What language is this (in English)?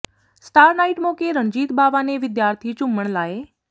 Punjabi